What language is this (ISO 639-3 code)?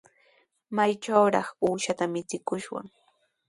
qws